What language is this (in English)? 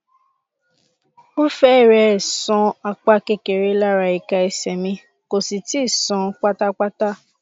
Yoruba